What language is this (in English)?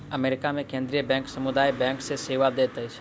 Maithili